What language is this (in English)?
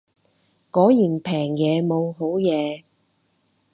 Cantonese